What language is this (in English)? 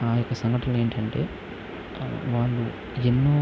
Telugu